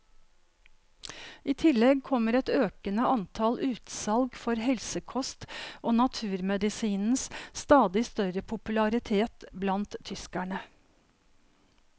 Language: Norwegian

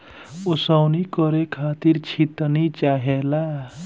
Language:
Bhojpuri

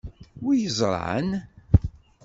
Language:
Kabyle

